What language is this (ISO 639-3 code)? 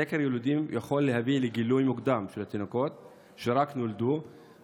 heb